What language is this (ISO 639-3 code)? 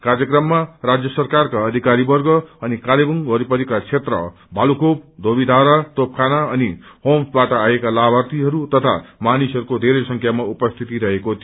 nep